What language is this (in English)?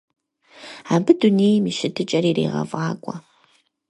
Kabardian